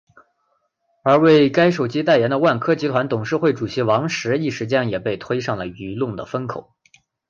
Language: Chinese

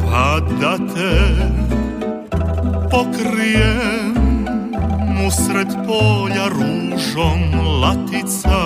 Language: Croatian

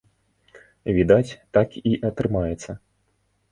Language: Belarusian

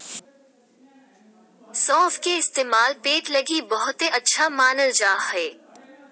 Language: Magahi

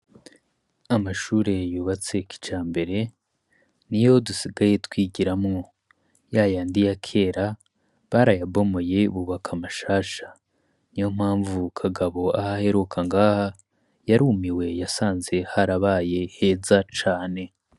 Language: Rundi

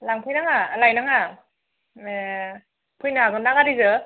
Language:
Bodo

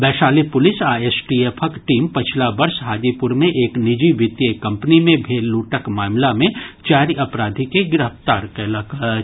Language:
Maithili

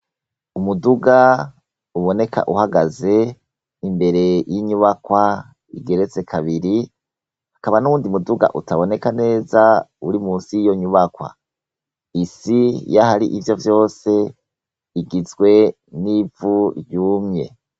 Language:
Rundi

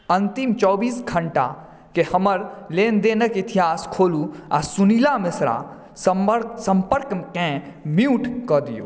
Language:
Maithili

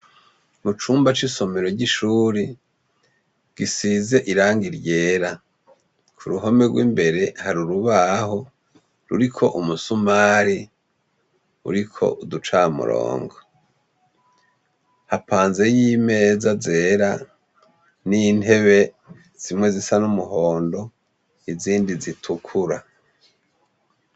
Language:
Rundi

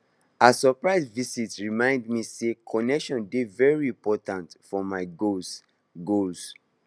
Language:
Nigerian Pidgin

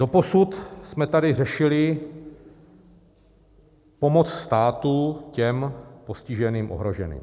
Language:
Czech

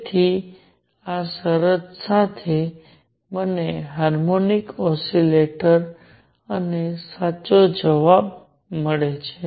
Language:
Gujarati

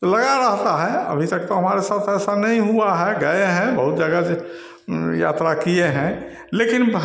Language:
Hindi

